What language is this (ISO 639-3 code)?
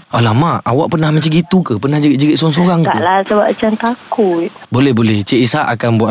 msa